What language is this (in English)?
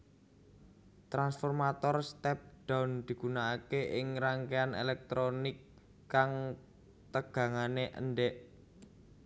Javanese